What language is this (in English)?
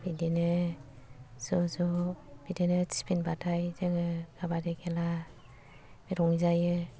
Bodo